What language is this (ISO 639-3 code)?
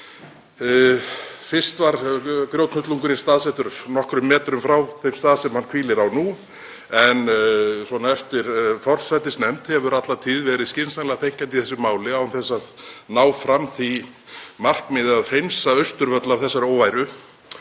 isl